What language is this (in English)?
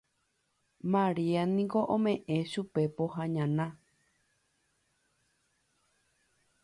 Guarani